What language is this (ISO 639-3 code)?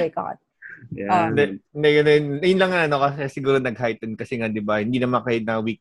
fil